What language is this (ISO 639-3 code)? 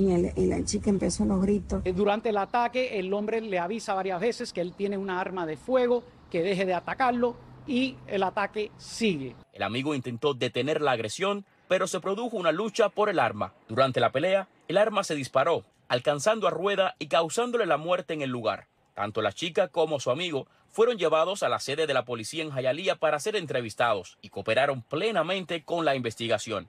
spa